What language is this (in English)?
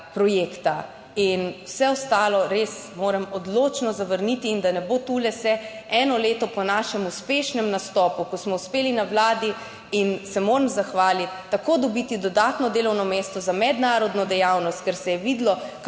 Slovenian